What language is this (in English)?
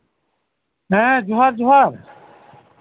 Santali